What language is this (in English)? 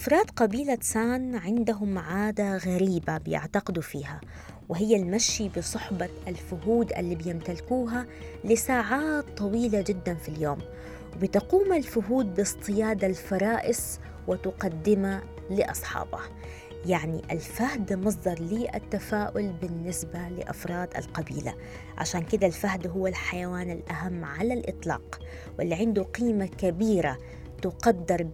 Arabic